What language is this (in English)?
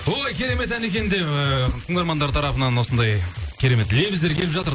Kazakh